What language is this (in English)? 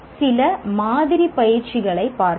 Tamil